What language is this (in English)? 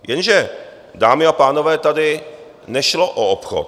Czech